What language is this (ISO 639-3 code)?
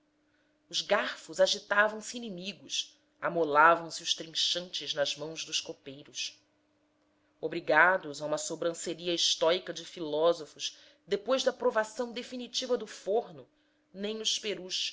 por